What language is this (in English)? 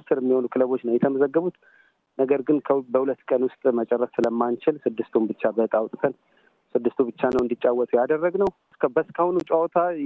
Amharic